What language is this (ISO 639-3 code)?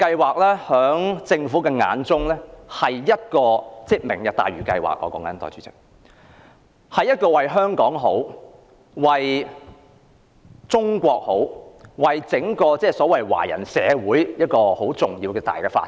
yue